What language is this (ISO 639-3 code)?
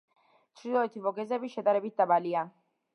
kat